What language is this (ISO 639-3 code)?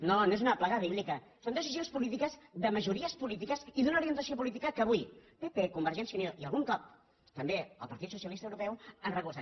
cat